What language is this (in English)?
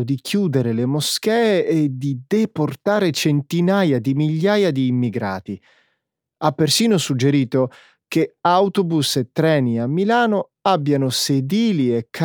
Italian